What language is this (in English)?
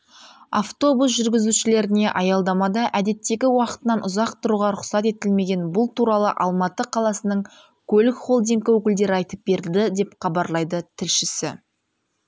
Kazakh